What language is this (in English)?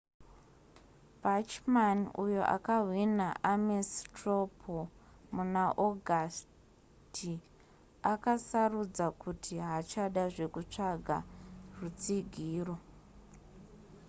Shona